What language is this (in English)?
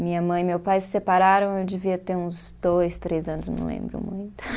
Portuguese